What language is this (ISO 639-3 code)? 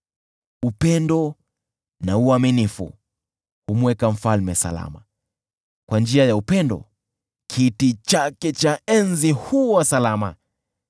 swa